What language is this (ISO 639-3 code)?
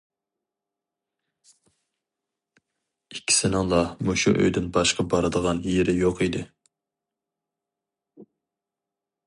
uig